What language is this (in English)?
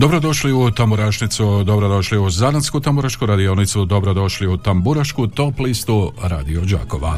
Croatian